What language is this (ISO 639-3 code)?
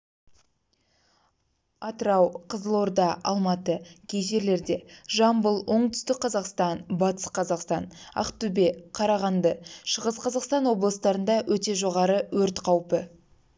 kaz